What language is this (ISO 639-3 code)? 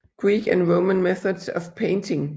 dan